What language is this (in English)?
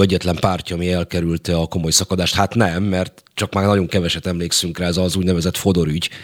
Hungarian